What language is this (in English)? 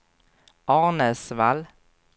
Swedish